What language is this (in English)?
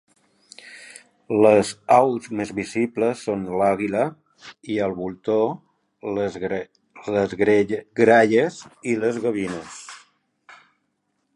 Catalan